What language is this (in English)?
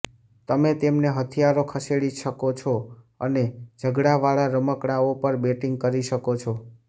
Gujarati